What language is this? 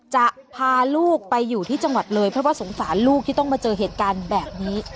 Thai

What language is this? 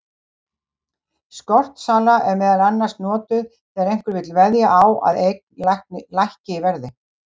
Icelandic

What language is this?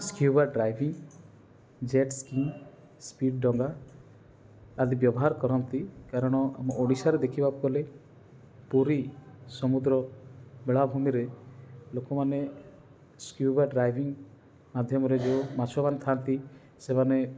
Odia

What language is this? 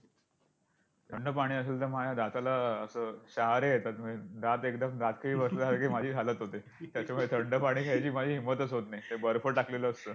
Marathi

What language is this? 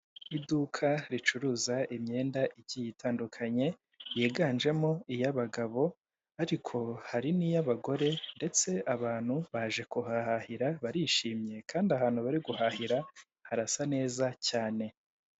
Kinyarwanda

